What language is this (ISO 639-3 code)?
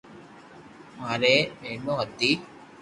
lrk